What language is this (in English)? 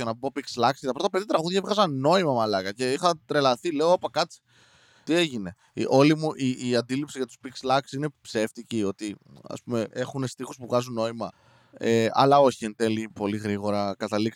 Greek